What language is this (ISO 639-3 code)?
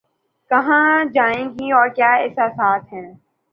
urd